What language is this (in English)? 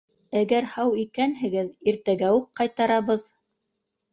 Bashkir